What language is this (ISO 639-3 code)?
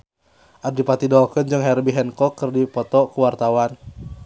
sun